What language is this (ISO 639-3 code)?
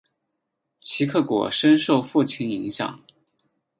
zho